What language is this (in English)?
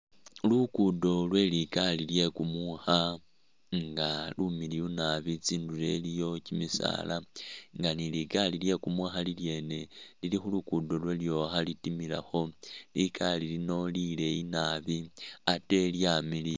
Masaaba